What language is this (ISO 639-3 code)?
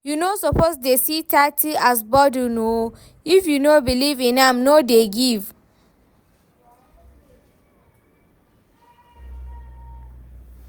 pcm